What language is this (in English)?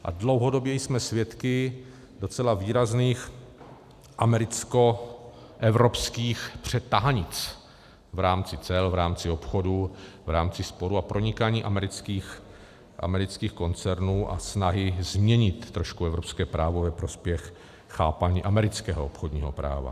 Czech